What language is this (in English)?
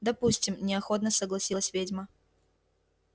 Russian